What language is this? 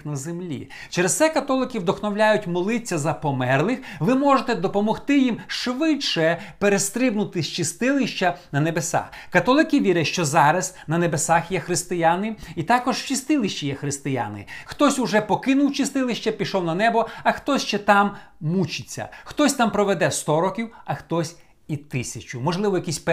Ukrainian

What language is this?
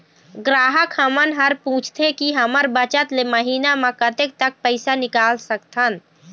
Chhattisgarhi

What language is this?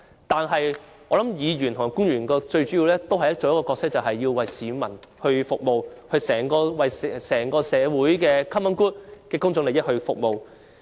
Cantonese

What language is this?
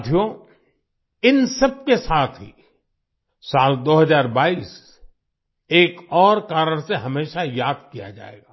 Hindi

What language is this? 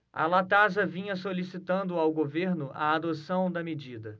Portuguese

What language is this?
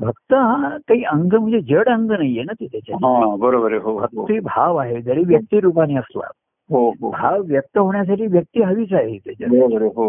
Marathi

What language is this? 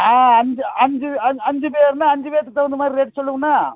Tamil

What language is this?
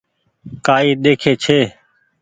Goaria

